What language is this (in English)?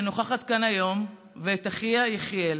Hebrew